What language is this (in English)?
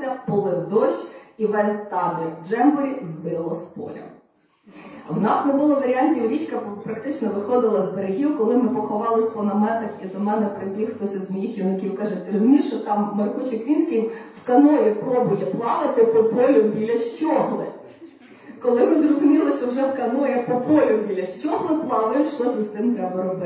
Ukrainian